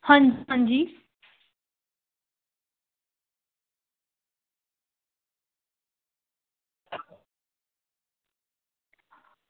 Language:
Dogri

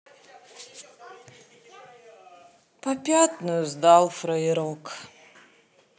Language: Russian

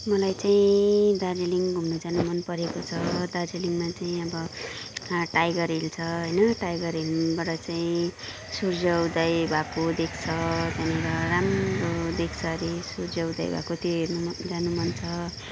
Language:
Nepali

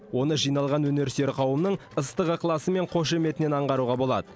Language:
Kazakh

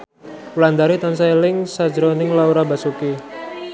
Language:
Javanese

